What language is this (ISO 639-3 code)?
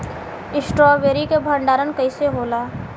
bho